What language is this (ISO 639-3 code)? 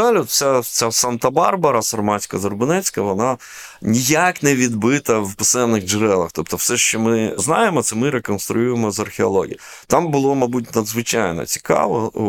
ukr